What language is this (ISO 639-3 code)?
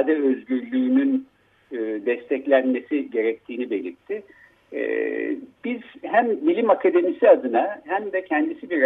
tur